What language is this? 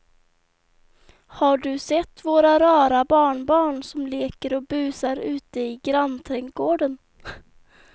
Swedish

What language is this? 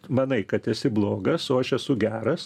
Lithuanian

